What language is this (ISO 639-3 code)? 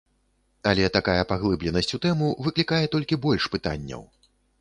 bel